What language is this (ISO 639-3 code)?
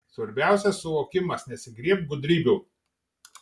lit